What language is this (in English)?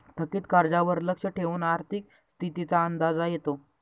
Marathi